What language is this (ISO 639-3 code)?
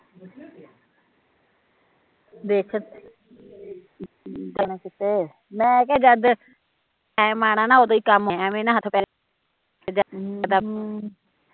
pan